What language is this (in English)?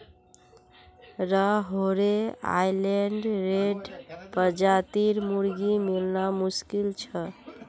Magahi